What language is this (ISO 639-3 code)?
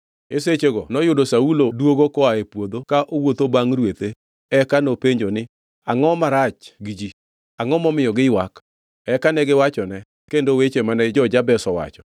luo